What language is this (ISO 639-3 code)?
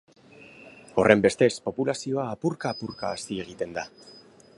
eus